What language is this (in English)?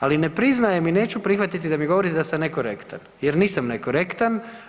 Croatian